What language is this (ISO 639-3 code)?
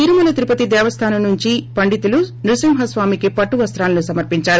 tel